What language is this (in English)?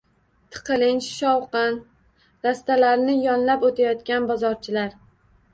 Uzbek